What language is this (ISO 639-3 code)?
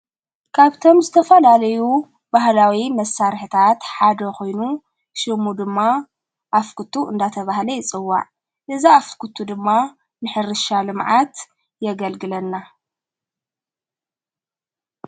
tir